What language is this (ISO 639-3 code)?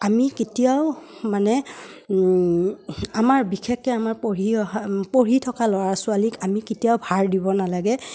asm